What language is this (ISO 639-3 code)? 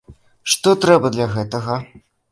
bel